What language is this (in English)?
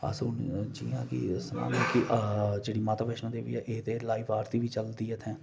Dogri